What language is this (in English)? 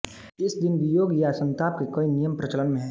Hindi